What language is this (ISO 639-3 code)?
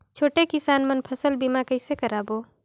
hne